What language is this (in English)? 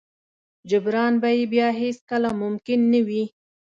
Pashto